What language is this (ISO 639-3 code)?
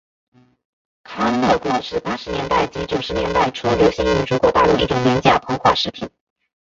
zho